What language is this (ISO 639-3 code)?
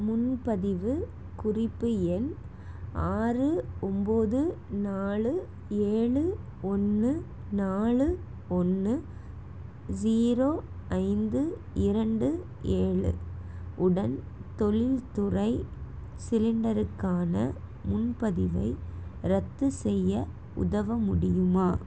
tam